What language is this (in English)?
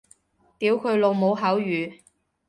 Cantonese